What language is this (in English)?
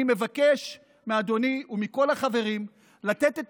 Hebrew